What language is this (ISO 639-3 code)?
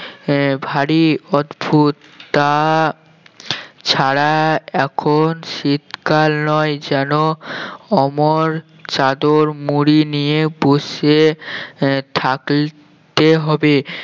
ben